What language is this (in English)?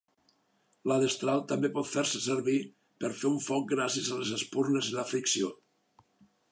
Catalan